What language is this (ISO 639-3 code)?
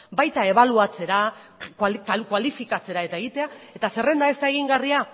eus